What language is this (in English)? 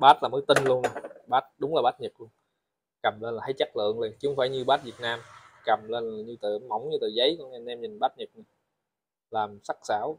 Vietnamese